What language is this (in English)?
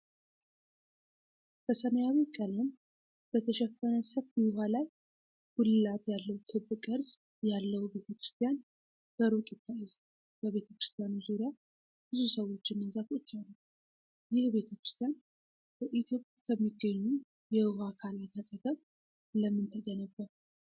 Amharic